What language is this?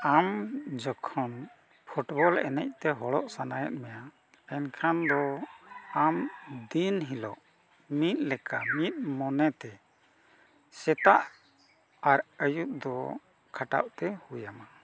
Santali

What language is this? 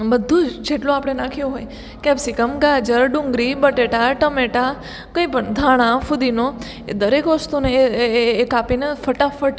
Gujarati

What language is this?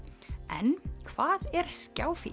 Icelandic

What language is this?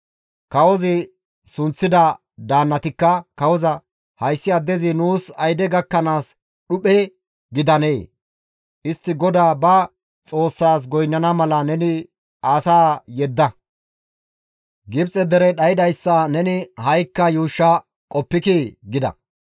Gamo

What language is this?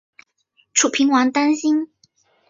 Chinese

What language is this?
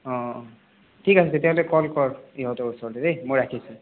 Assamese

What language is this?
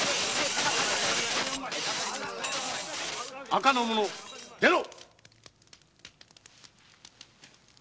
Japanese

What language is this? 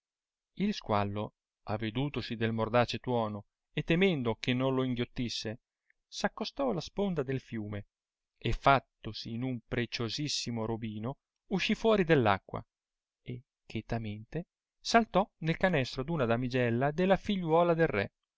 Italian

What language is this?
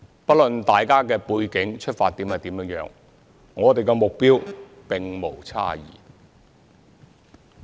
Cantonese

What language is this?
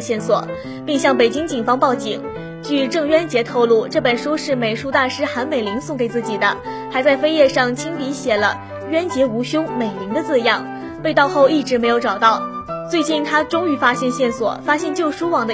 Chinese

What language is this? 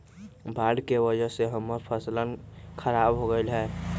Magahi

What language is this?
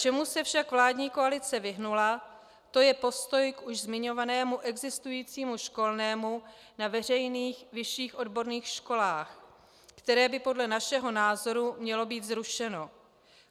Czech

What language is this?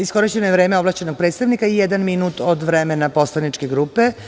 Serbian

